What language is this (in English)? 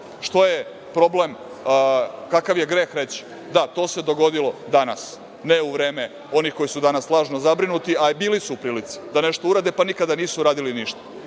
Serbian